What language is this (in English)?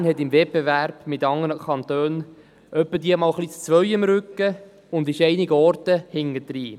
Swiss German